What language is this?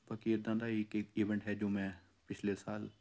Punjabi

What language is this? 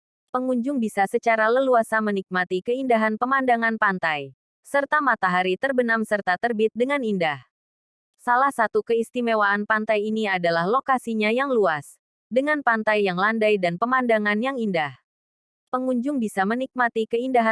Indonesian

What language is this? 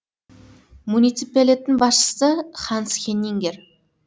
Kazakh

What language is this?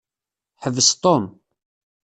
Kabyle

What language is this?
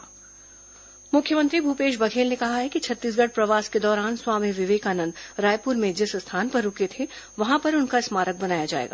Hindi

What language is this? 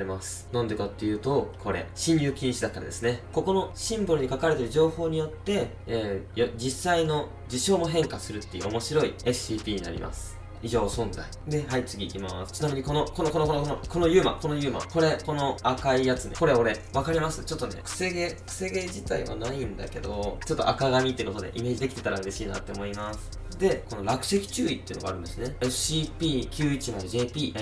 Japanese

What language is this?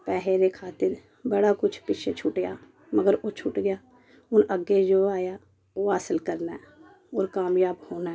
Dogri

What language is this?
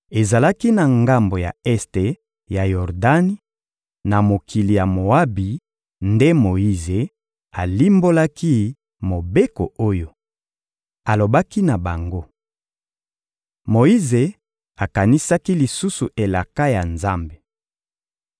Lingala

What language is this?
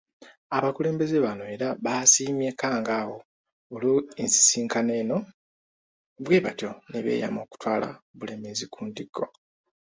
Ganda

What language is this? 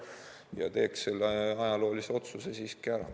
Estonian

